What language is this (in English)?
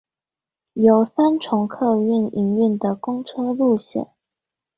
Chinese